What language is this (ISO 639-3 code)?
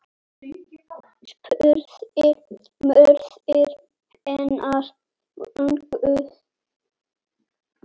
isl